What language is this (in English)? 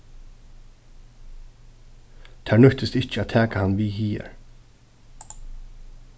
Faroese